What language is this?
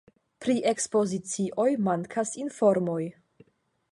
Esperanto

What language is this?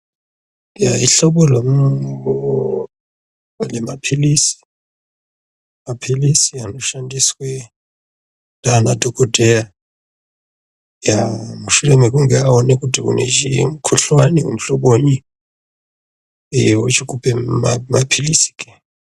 Ndau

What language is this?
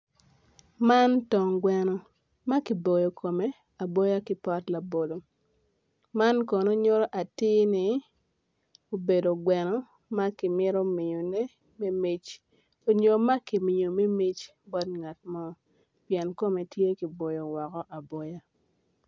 Acoli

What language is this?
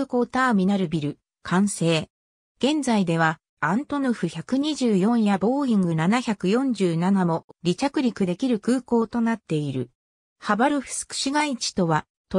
Japanese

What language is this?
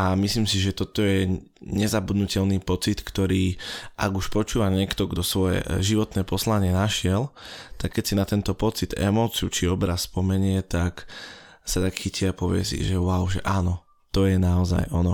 Slovak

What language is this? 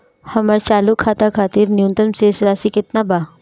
Bhojpuri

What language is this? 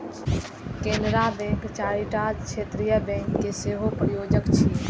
Maithili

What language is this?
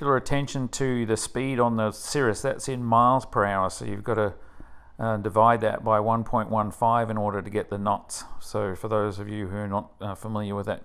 English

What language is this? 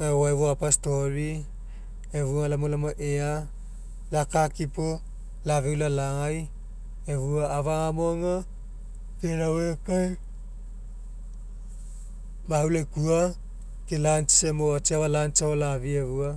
Mekeo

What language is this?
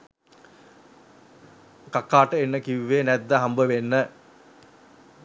Sinhala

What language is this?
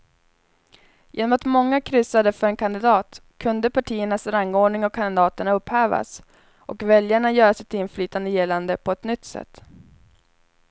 Swedish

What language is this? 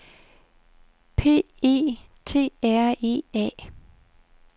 Danish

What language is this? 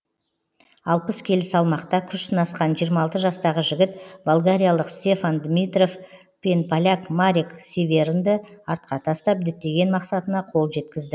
Kazakh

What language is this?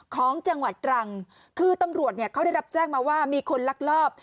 Thai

